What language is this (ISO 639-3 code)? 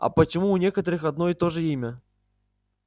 rus